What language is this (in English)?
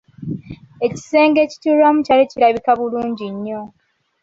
Ganda